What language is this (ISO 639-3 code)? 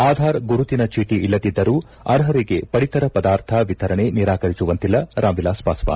kan